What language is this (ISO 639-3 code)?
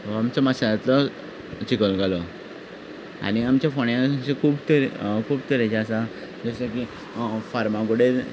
kok